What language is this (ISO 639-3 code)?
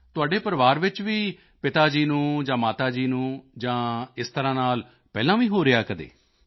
pan